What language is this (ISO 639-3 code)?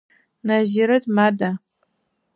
ady